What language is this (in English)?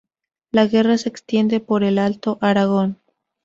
Spanish